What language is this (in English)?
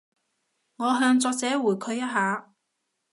Cantonese